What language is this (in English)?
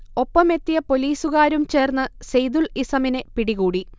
Malayalam